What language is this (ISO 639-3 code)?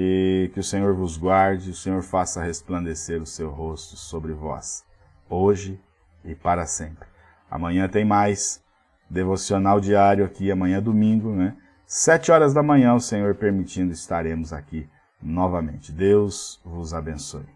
por